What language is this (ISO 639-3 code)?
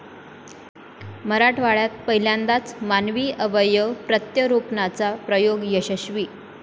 mar